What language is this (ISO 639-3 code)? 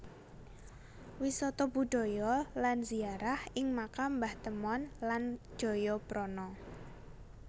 jav